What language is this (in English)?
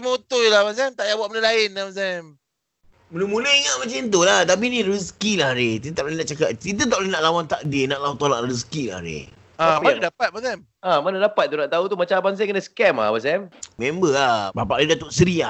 Malay